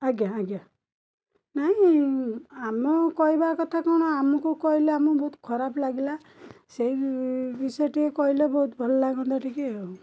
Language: Odia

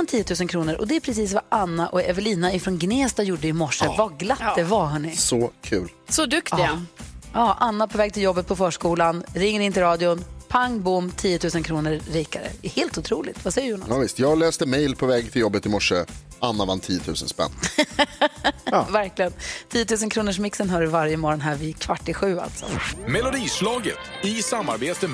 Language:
Swedish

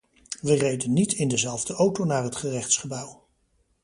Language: Dutch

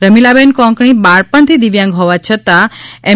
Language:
Gujarati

